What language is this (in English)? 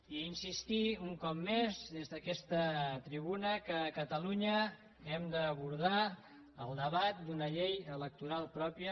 Catalan